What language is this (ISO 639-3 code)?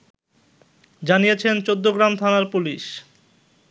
ben